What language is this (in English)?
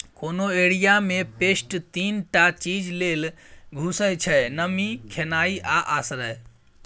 Maithili